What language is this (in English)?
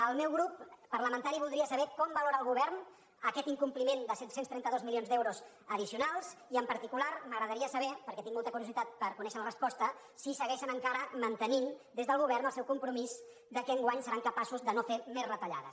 Catalan